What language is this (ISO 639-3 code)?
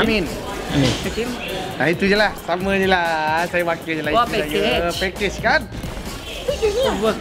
msa